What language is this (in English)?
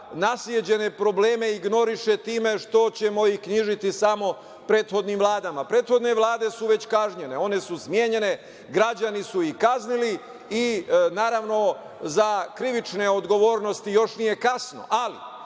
Serbian